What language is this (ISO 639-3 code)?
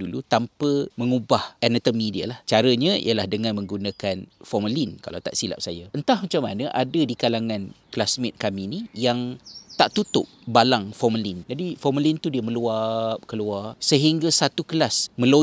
msa